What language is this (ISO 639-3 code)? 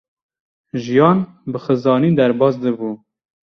kur